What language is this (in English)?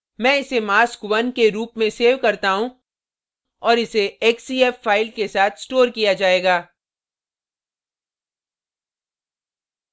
Hindi